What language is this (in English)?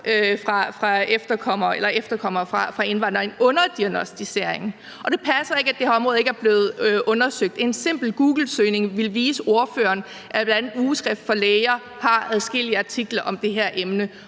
Danish